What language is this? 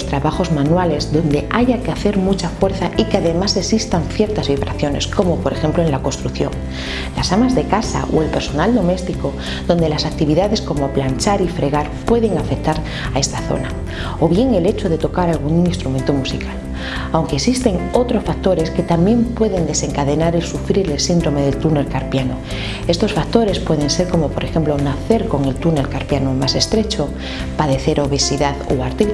Spanish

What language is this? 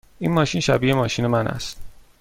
Persian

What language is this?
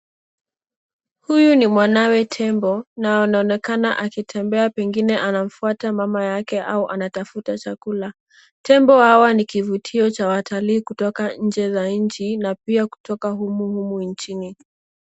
Swahili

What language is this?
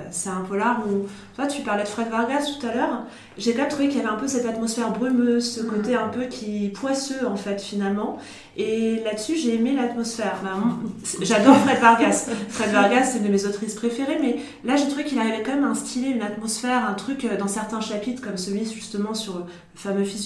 French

